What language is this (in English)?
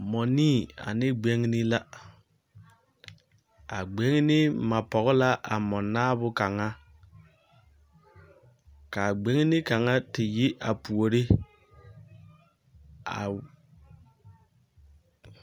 Southern Dagaare